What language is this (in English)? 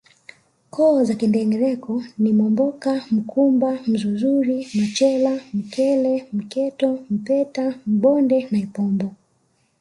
Swahili